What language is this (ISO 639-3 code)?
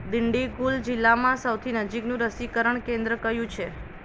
guj